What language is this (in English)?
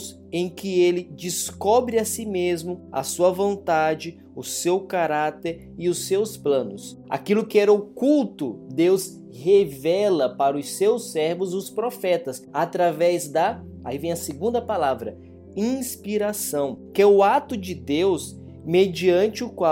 Portuguese